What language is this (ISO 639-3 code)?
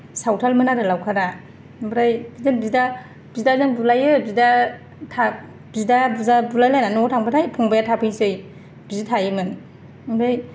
brx